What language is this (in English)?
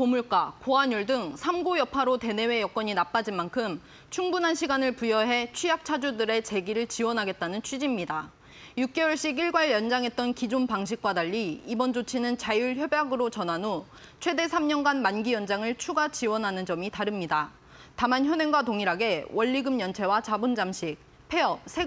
Korean